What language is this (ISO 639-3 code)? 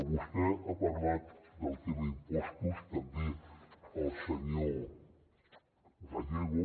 cat